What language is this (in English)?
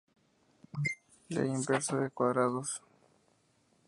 Spanish